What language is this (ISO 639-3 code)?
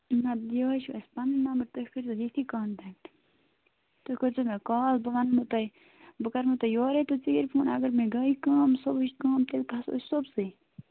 kas